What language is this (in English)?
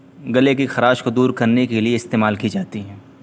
Urdu